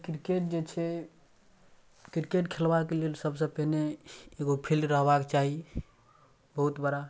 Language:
Maithili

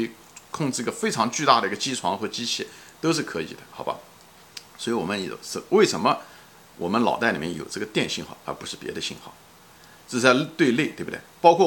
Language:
Chinese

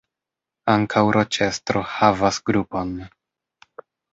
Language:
Esperanto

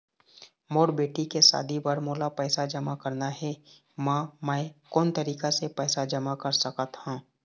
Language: Chhattisgarhi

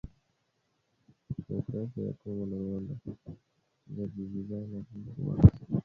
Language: Swahili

